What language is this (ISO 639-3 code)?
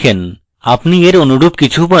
ben